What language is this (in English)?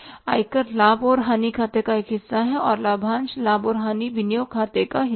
Hindi